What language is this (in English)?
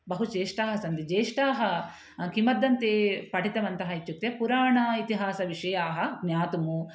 Sanskrit